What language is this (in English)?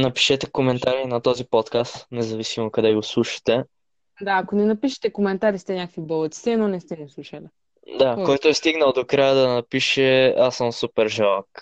Bulgarian